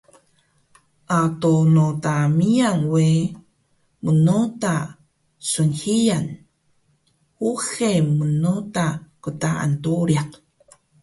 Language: Taroko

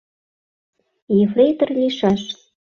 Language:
Mari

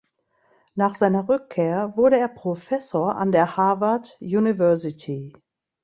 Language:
German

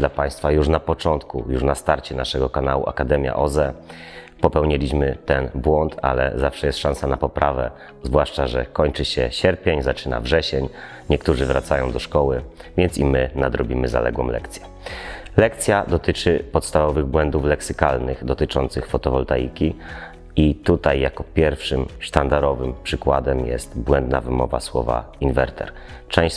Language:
Polish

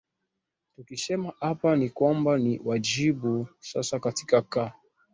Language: Swahili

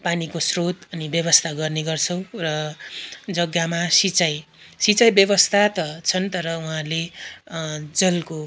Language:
Nepali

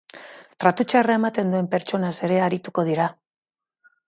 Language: Basque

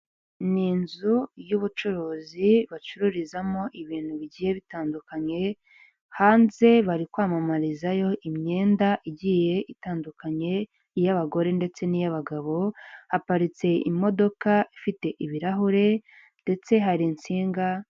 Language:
Kinyarwanda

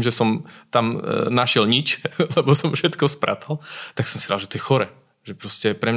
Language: Slovak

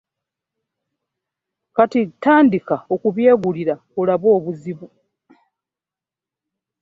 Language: Ganda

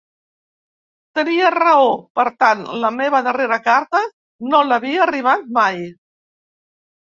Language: Catalan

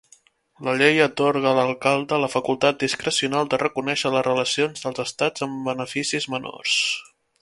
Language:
Catalan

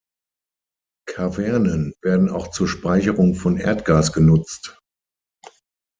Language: German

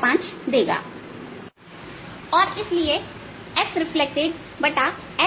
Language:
Hindi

